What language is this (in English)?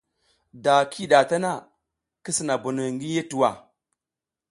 South Giziga